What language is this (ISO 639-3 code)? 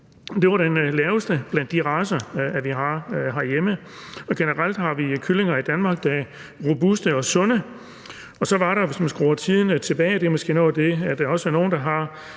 dan